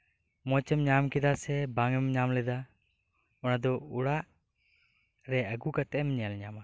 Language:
Santali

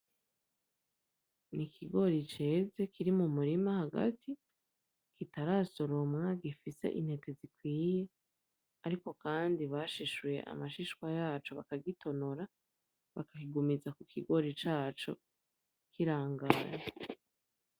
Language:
Rundi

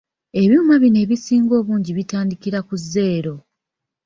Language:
Ganda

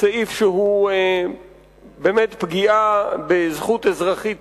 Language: Hebrew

